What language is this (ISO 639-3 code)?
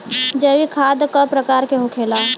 bho